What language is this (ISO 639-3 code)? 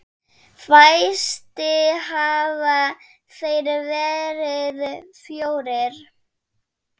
isl